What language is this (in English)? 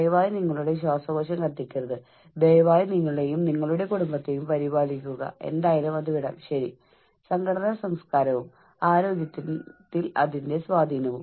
Malayalam